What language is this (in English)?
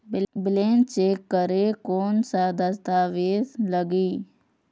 Chhattisgarhi